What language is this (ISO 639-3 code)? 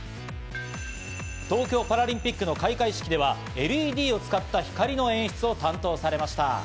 jpn